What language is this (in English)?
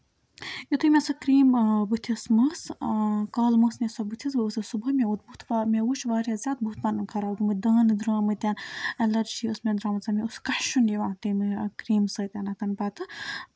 Kashmiri